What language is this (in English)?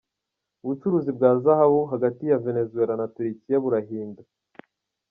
Kinyarwanda